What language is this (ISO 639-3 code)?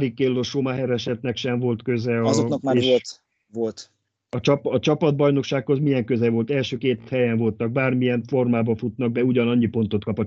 hun